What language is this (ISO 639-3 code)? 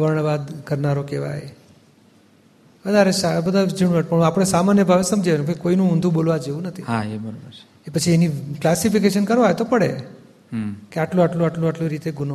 guj